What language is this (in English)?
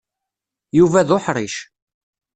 Kabyle